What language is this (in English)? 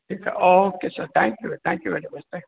Sindhi